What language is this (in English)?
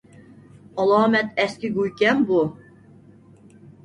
Uyghur